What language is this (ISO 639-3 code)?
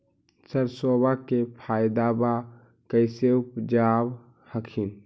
mag